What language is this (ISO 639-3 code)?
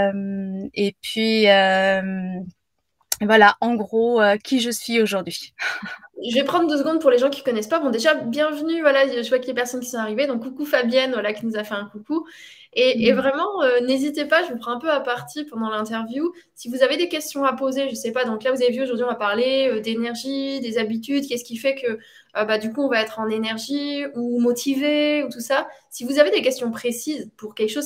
fra